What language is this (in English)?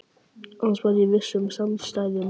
Icelandic